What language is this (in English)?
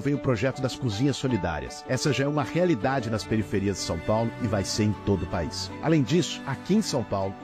Portuguese